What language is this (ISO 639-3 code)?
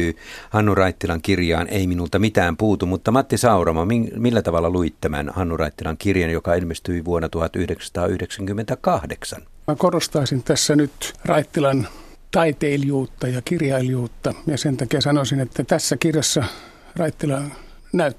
fin